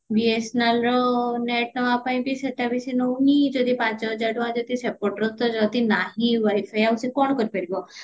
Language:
Odia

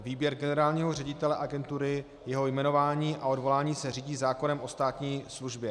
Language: Czech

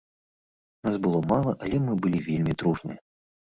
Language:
Belarusian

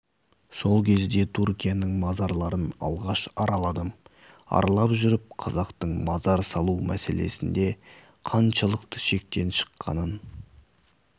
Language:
Kazakh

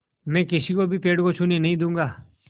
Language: Hindi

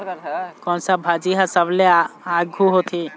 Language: Chhattisgarhi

